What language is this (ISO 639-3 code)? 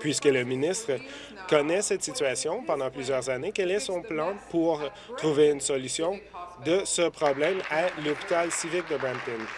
fra